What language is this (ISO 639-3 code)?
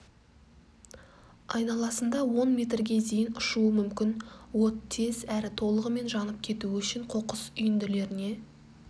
kaz